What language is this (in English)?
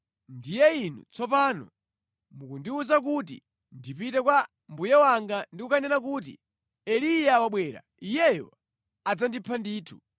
Nyanja